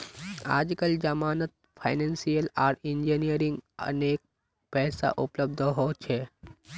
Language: Magahi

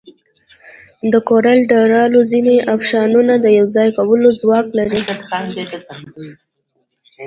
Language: Pashto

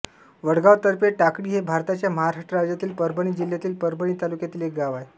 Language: Marathi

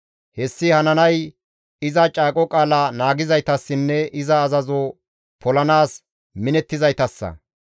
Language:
Gamo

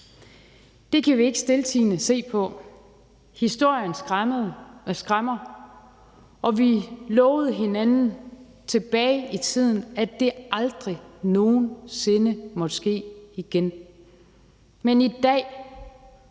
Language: Danish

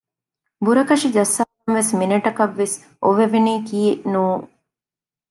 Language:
Divehi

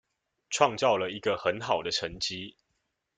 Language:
Chinese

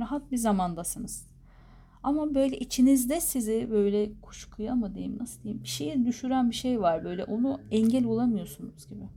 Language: Turkish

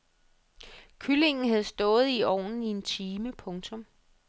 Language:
Danish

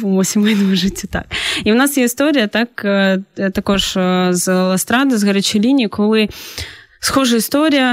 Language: Ukrainian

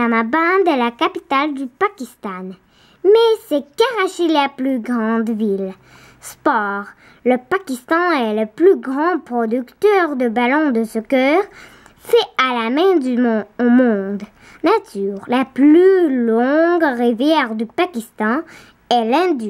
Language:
French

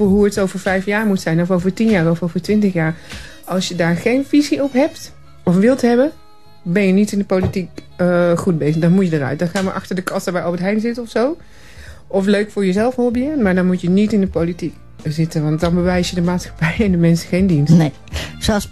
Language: Dutch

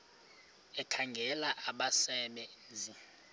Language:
Xhosa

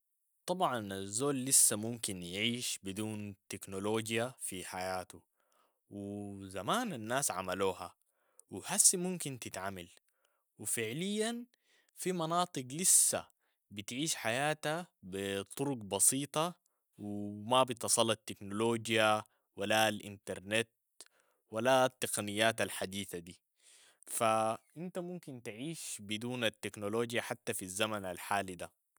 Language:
Sudanese Arabic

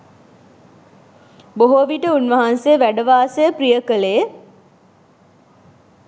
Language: Sinhala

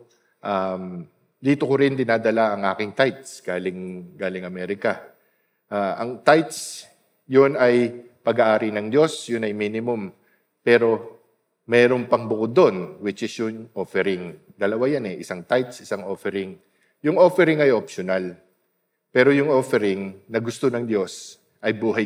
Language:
Filipino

